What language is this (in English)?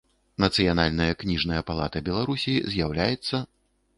Belarusian